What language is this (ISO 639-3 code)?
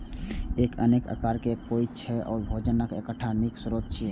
mai